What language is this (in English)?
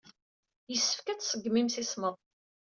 Kabyle